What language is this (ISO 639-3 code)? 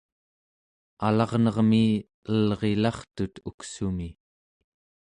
esu